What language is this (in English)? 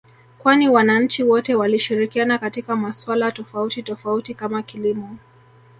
Swahili